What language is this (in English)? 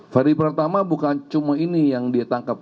Indonesian